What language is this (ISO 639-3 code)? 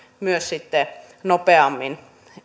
fin